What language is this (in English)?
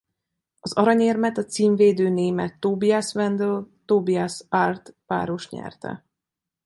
Hungarian